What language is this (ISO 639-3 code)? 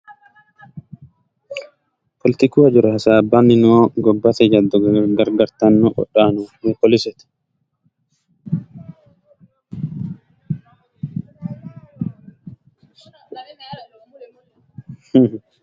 sid